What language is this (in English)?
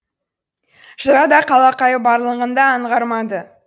Kazakh